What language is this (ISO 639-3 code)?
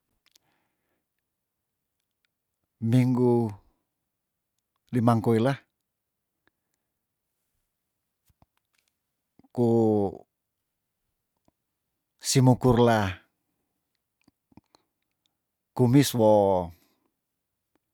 tdn